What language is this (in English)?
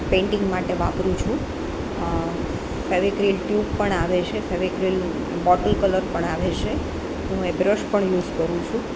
Gujarati